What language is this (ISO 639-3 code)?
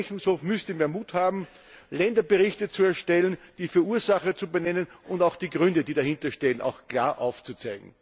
deu